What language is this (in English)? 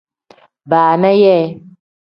Tem